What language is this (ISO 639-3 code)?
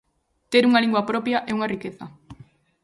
glg